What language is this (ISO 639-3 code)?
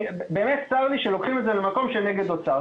heb